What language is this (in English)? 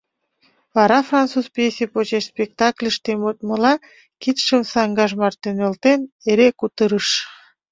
Mari